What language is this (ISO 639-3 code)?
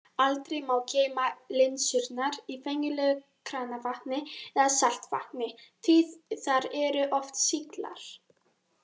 isl